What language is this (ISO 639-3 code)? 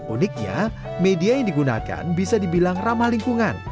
ind